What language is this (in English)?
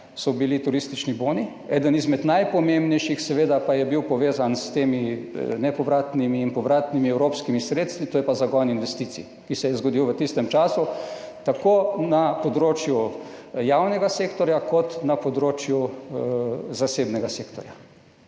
Slovenian